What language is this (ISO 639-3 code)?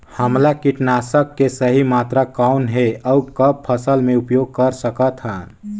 hne